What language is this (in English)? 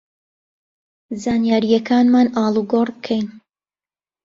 Central Kurdish